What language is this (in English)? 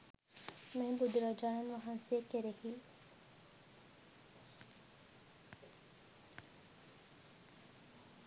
Sinhala